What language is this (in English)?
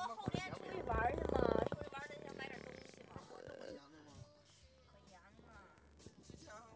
Chinese